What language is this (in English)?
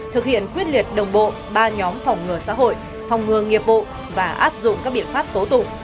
Vietnamese